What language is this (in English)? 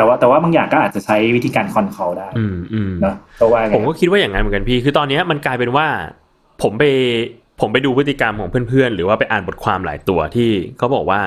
Thai